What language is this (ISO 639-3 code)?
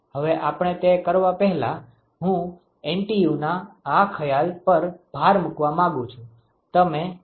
guj